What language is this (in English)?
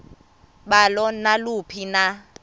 Xhosa